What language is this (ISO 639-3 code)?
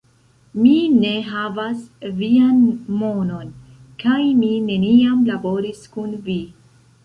epo